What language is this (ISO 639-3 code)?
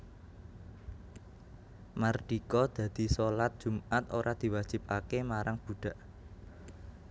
jav